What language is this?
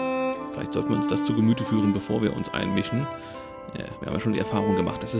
German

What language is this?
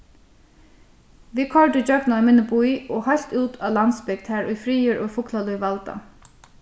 Faroese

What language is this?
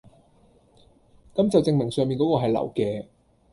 Cantonese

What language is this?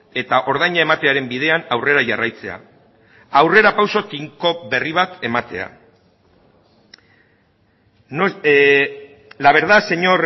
Basque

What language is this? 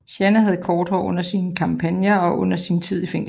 Danish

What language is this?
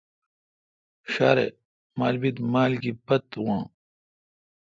Kalkoti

